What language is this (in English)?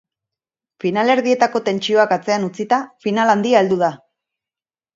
Basque